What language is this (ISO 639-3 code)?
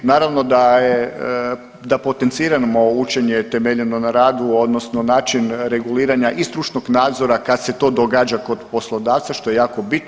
hrv